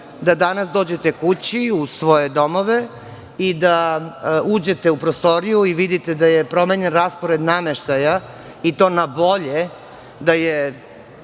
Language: Serbian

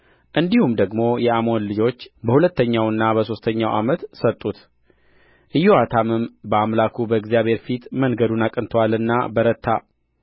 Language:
Amharic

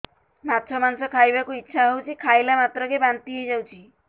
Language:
Odia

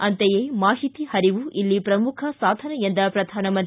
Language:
Kannada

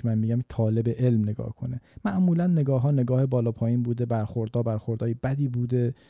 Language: Persian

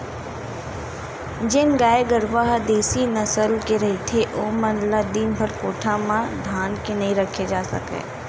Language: Chhattisgarhi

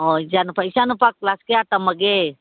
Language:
Manipuri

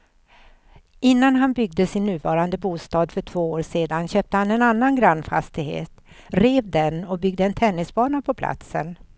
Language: Swedish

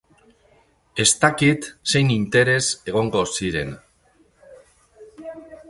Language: Basque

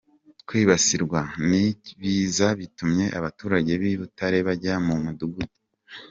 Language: Kinyarwanda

